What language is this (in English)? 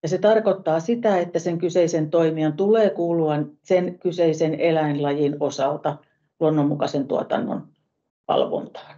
Finnish